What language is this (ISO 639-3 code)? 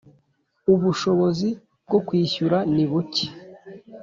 kin